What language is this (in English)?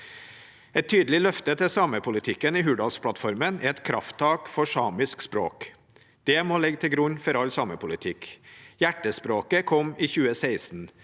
Norwegian